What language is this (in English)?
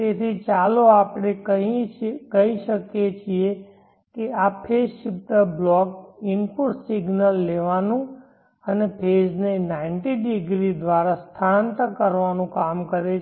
Gujarati